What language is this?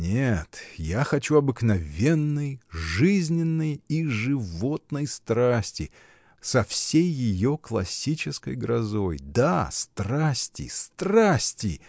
Russian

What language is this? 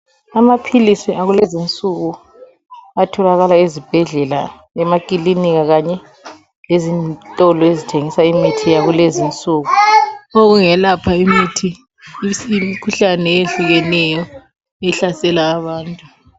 North Ndebele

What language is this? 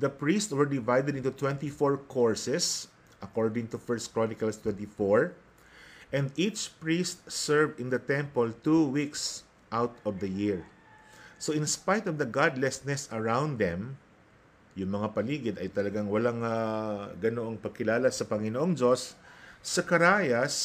Filipino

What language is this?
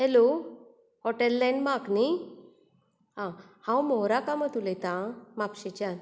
Konkani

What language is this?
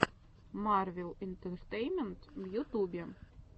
Russian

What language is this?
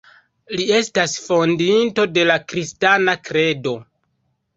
Esperanto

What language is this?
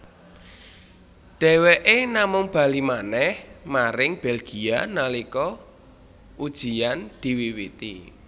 Javanese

